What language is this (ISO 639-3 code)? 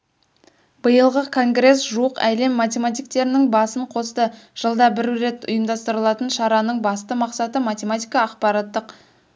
kaz